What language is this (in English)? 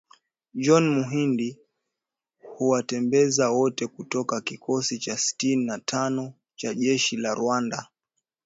Swahili